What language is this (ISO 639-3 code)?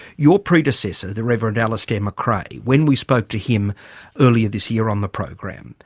eng